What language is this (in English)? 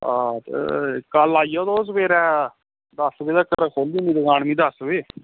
Dogri